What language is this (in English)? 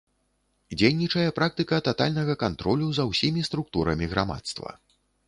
Belarusian